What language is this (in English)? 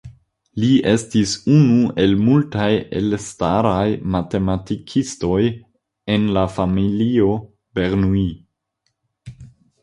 Esperanto